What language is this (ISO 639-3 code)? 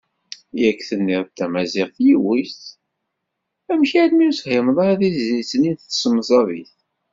kab